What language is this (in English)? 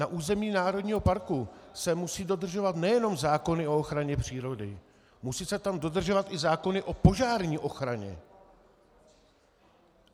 Czech